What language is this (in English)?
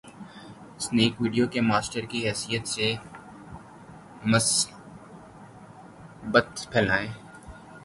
Urdu